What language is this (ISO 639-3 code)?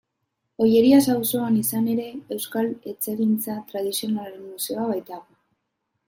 eus